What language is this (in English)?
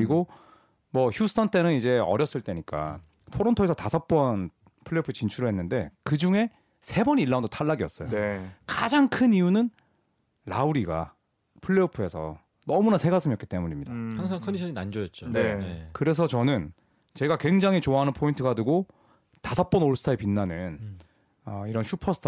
Korean